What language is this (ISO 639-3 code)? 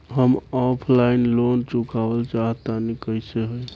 bho